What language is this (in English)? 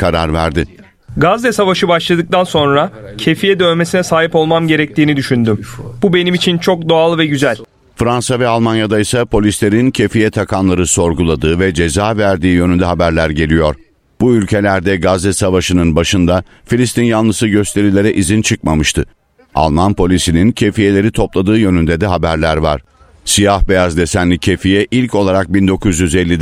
Turkish